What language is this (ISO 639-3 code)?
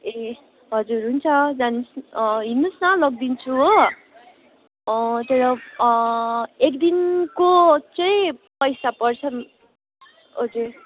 nep